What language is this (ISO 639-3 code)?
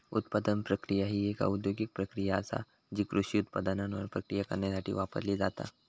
mar